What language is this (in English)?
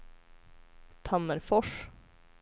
Swedish